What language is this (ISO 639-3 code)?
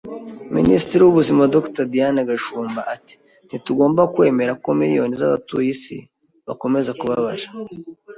kin